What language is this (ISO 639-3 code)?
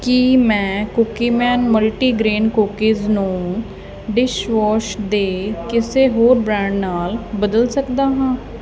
pan